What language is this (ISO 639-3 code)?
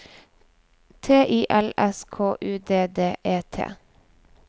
nor